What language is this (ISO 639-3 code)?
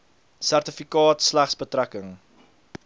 afr